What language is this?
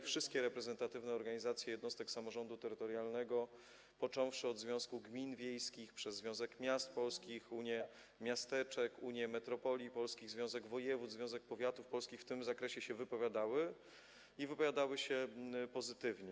Polish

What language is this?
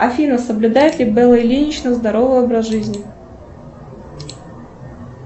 Russian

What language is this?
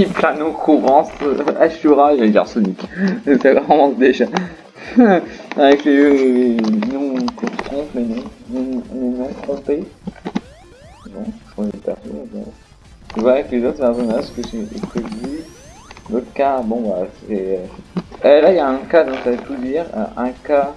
French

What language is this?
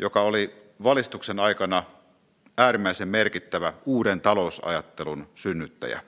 Finnish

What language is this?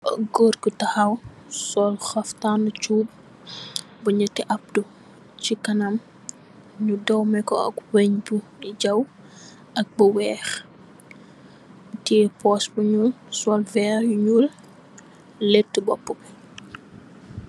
Wolof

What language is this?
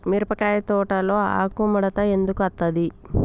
Telugu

